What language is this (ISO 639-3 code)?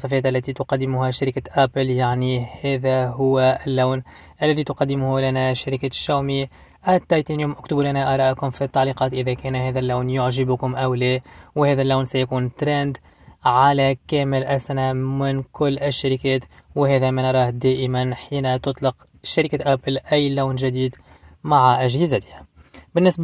ara